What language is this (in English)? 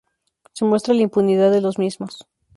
Spanish